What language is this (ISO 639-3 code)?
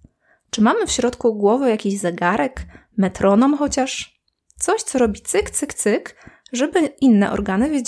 pol